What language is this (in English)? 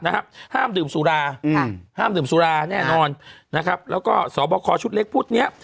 Thai